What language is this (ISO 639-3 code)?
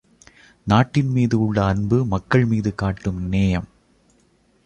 tam